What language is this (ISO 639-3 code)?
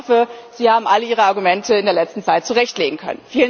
deu